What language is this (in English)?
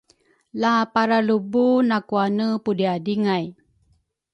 Rukai